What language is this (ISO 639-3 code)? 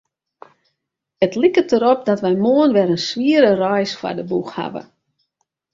fry